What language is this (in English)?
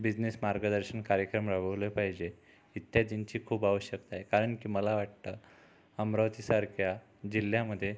Marathi